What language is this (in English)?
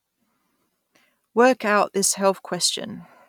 English